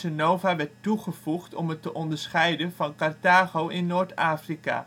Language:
Dutch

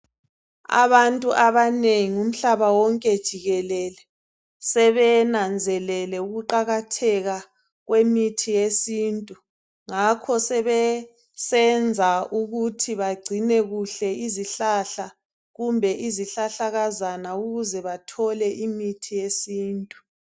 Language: North Ndebele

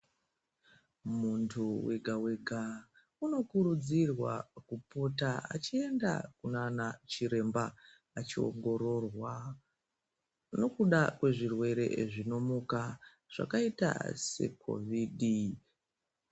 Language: Ndau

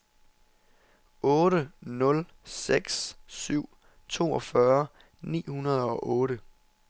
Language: Danish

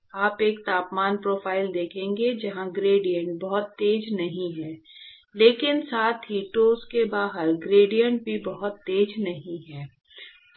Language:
Hindi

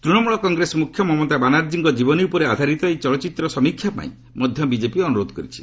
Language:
Odia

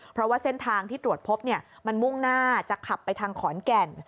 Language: Thai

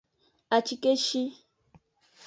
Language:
Aja (Benin)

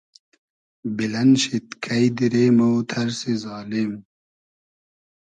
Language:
Hazaragi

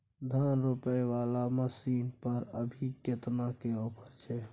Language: Maithili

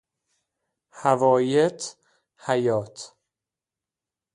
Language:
Persian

